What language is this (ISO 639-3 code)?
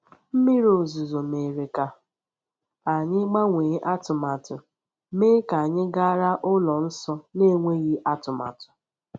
ibo